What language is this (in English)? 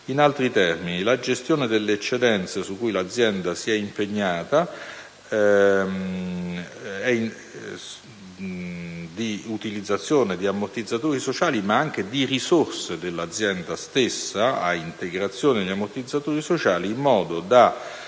Italian